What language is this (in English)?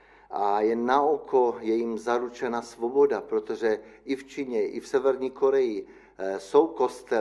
Czech